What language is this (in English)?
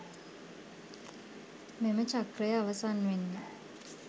Sinhala